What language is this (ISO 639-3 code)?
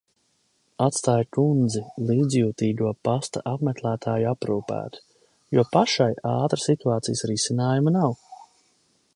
lav